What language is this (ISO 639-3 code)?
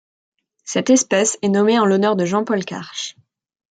fra